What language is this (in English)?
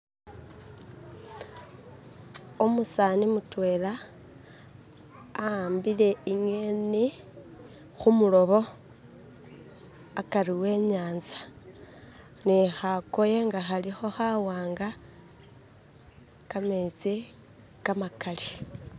Masaaba